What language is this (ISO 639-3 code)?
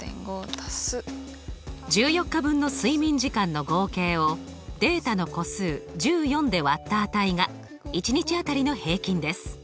jpn